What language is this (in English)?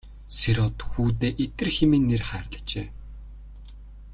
Mongolian